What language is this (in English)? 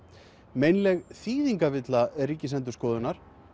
Icelandic